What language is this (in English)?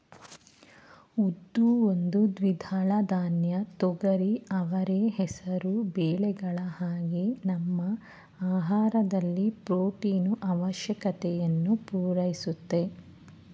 Kannada